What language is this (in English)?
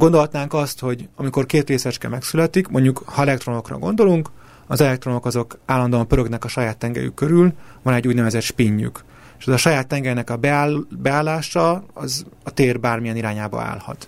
Hungarian